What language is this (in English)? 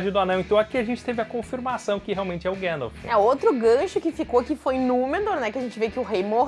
Portuguese